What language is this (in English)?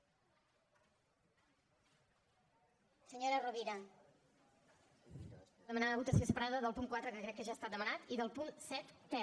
Catalan